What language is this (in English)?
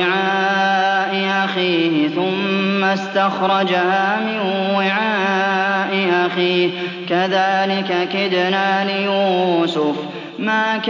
Arabic